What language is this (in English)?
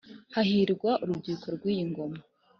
Kinyarwanda